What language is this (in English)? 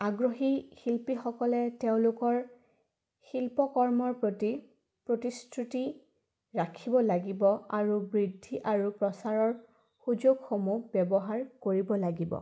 Assamese